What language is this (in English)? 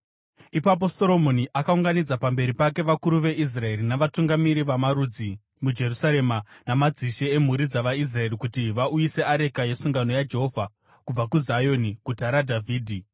Shona